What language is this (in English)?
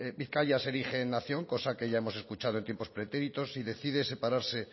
Spanish